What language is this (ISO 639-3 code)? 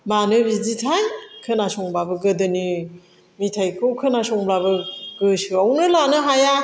brx